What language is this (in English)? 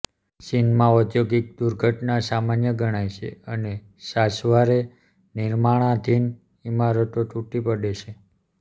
Gujarati